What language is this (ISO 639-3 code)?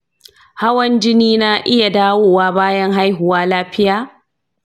hau